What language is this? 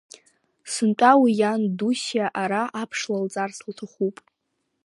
Abkhazian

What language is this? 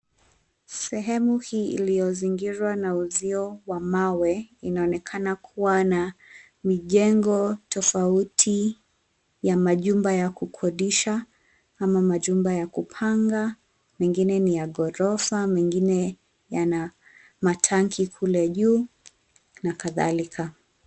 Swahili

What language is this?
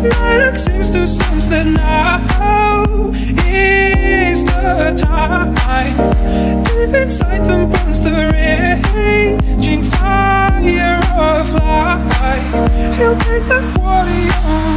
English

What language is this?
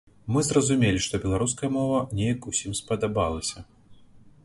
Belarusian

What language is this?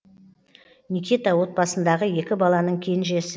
Kazakh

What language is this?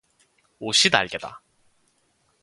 Korean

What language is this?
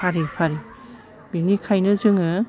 Bodo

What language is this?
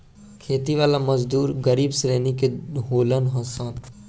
Bhojpuri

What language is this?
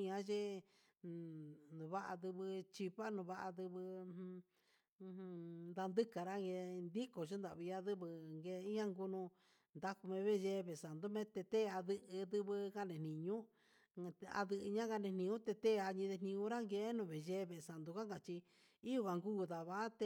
Huitepec Mixtec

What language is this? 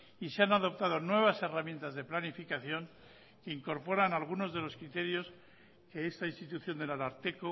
Spanish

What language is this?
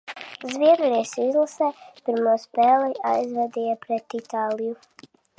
Latvian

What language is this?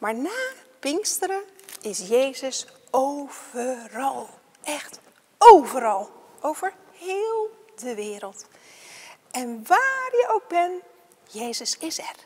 Dutch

